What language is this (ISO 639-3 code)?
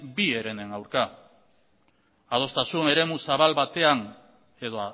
eus